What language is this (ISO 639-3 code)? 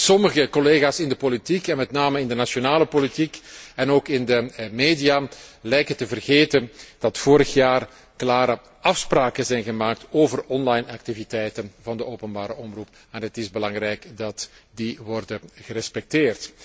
nld